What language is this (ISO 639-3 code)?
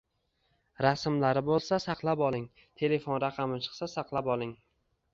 uzb